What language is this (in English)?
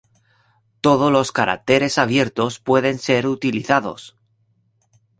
Spanish